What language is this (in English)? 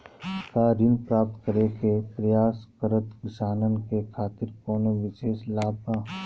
Bhojpuri